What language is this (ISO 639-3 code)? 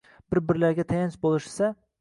uzb